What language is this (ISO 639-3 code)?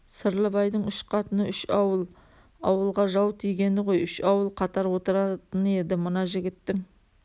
kaz